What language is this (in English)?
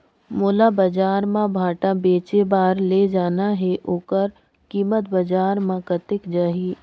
Chhattisgarhi